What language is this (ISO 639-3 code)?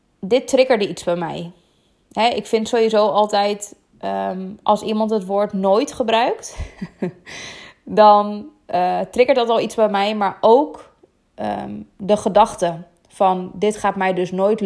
nld